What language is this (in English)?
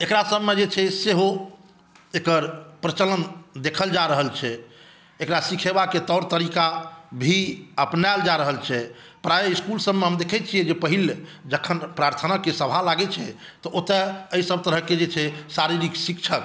Maithili